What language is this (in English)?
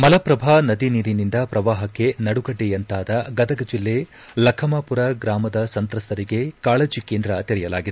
Kannada